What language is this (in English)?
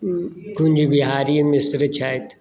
Maithili